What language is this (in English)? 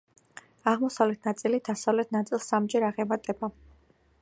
Georgian